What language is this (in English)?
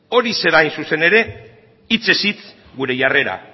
Basque